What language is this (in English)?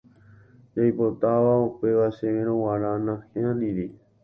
Guarani